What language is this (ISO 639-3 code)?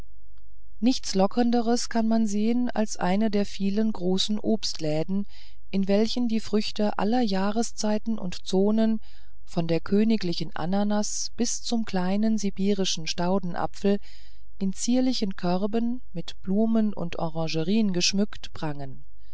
deu